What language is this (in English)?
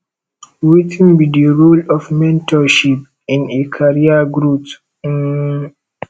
Nigerian Pidgin